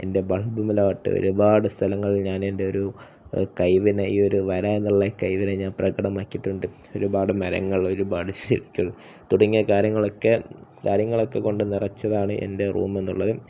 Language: Malayalam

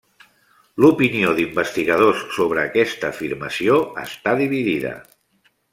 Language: Catalan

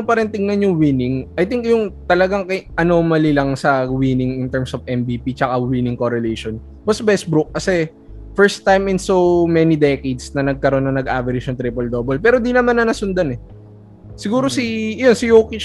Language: Filipino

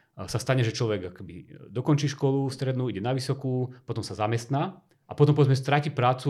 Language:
Slovak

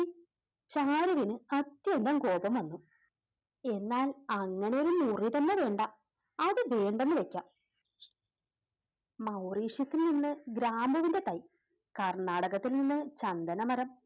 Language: Malayalam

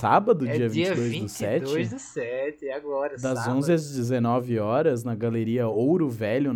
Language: Portuguese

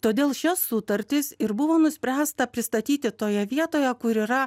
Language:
Lithuanian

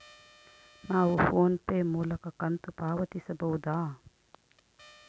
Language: Kannada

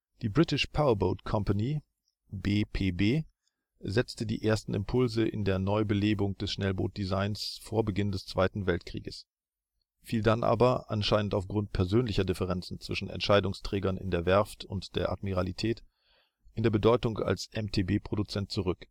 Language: German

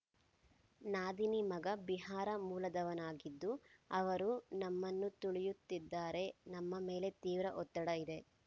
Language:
Kannada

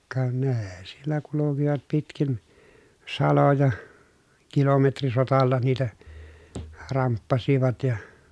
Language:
Finnish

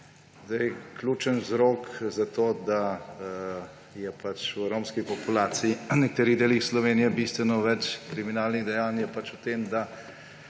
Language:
Slovenian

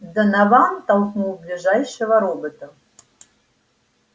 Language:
Russian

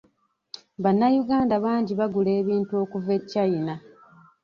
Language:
Ganda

